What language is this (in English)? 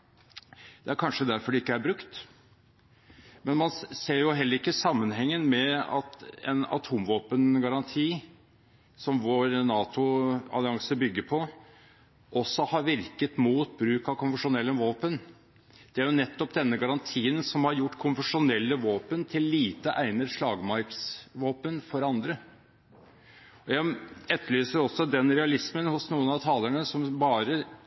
Norwegian Bokmål